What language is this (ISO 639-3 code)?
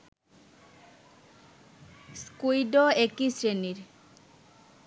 ben